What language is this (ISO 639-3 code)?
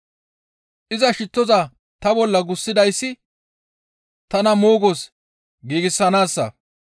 gmv